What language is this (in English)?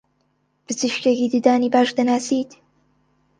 Central Kurdish